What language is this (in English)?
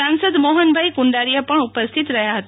Gujarati